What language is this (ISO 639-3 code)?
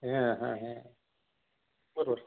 mar